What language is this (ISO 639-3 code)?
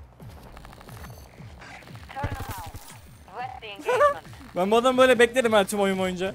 tur